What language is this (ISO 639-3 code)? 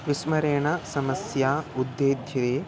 san